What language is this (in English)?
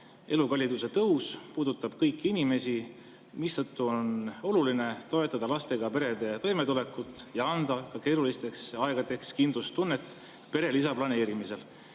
Estonian